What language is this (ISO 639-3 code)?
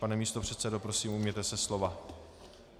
ces